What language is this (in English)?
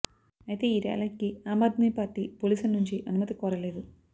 Telugu